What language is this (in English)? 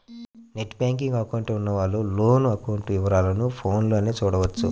Telugu